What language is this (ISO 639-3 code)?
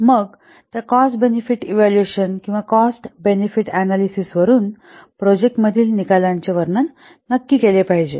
mar